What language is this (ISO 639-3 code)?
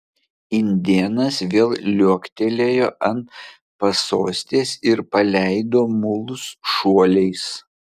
lit